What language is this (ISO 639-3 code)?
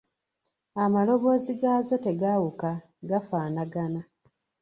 lug